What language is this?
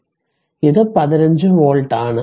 Malayalam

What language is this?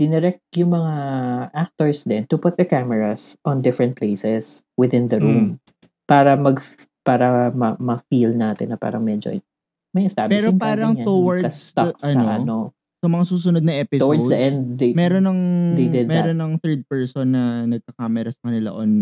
Filipino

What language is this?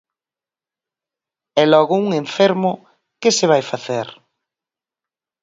Galician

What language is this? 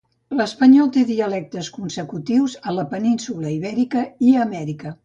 Catalan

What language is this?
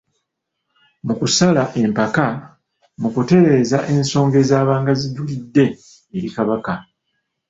Ganda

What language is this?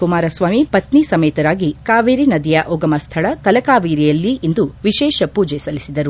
Kannada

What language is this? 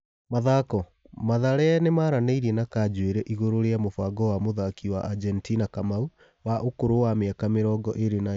Kikuyu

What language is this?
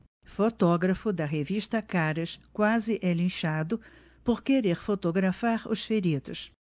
Portuguese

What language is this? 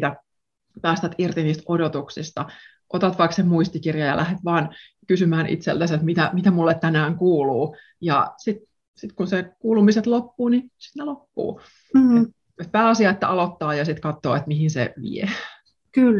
Finnish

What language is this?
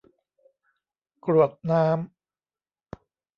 Thai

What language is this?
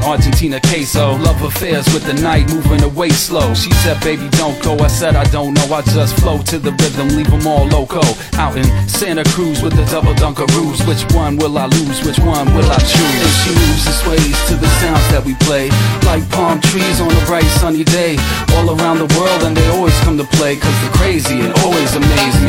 Greek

